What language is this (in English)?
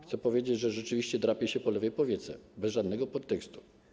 Polish